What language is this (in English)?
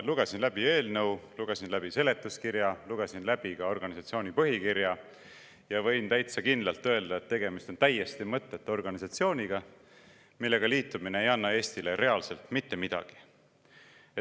Estonian